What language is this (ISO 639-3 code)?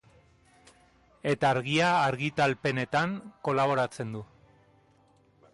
eus